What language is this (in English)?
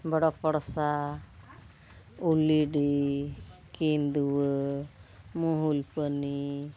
Santali